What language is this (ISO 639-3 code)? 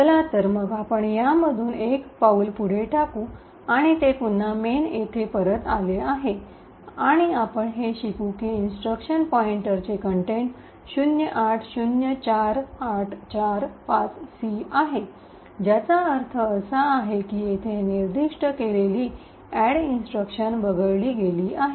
mar